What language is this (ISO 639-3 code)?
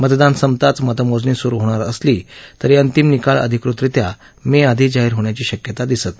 mar